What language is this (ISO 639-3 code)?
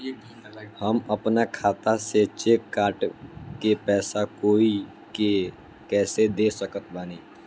bho